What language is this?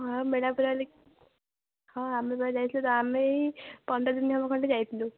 Odia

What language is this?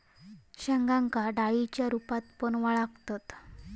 Marathi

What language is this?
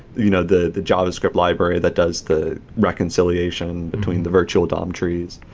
English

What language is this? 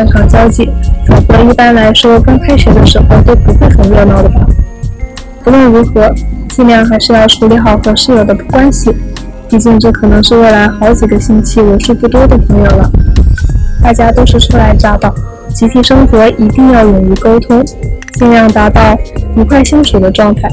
Chinese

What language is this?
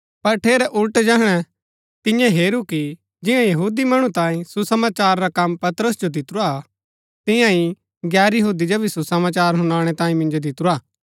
Gaddi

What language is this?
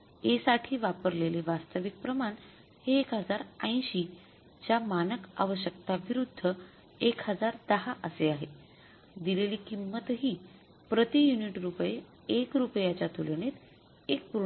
Marathi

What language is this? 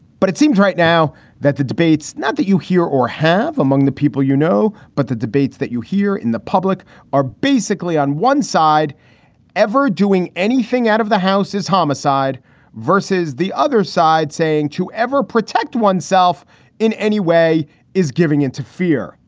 English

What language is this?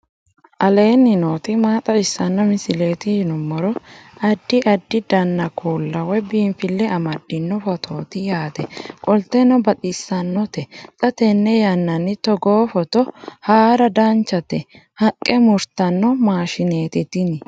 Sidamo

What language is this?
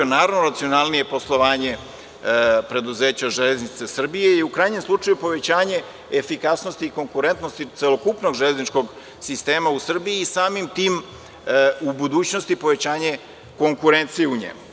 Serbian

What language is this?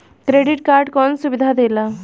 Bhojpuri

